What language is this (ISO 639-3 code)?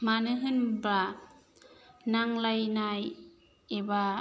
brx